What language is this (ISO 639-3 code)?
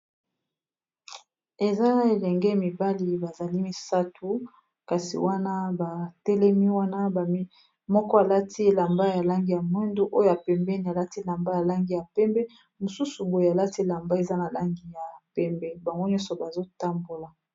lin